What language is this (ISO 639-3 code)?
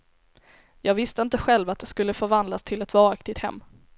swe